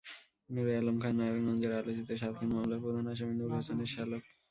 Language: Bangla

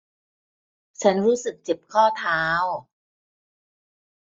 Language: Thai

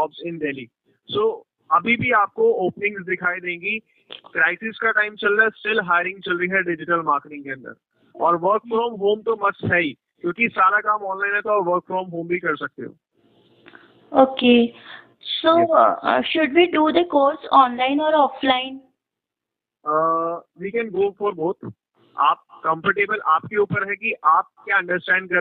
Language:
Hindi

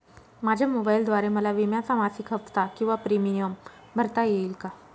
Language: Marathi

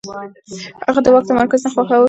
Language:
Pashto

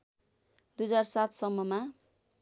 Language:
Nepali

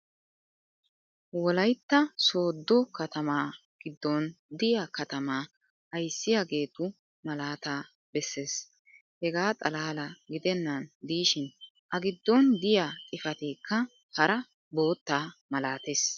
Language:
Wolaytta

